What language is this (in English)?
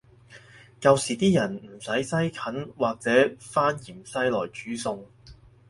Cantonese